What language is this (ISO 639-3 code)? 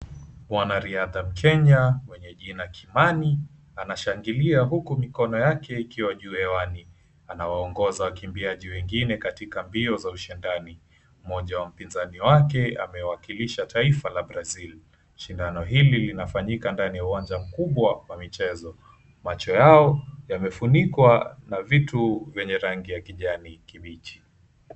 swa